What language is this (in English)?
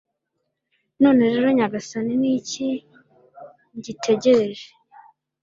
Kinyarwanda